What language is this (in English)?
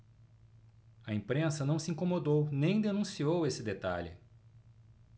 Portuguese